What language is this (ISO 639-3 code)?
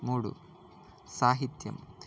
tel